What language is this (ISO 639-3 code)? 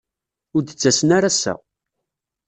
kab